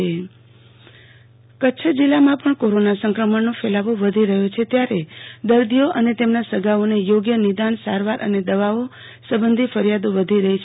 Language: Gujarati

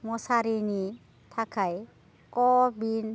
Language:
Bodo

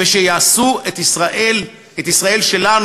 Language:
Hebrew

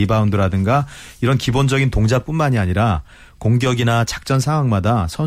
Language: Korean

